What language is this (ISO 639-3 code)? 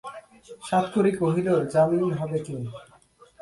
ben